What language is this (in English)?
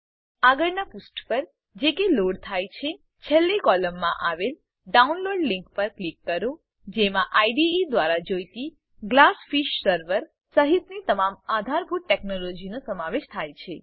Gujarati